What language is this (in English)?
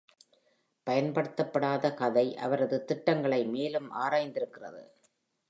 Tamil